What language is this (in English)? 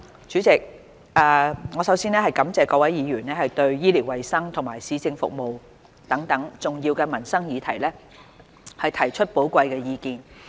Cantonese